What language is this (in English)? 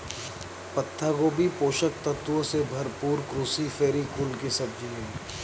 Hindi